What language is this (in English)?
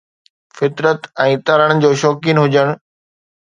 Sindhi